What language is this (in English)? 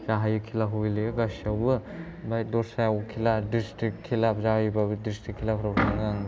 Bodo